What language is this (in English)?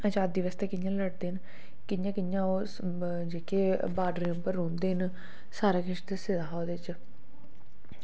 Dogri